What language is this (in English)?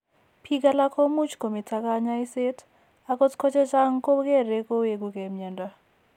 Kalenjin